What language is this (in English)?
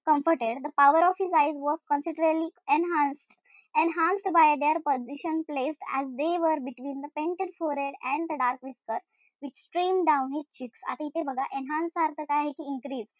Marathi